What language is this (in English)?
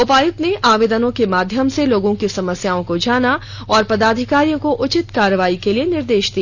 Hindi